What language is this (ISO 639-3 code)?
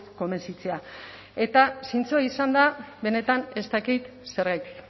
eus